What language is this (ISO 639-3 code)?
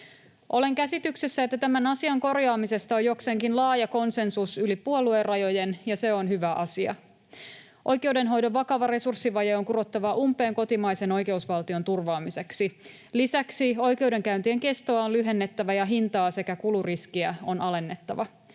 fin